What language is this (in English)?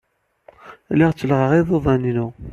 Kabyle